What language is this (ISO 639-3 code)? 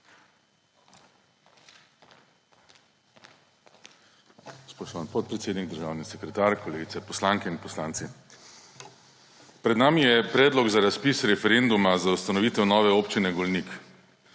slv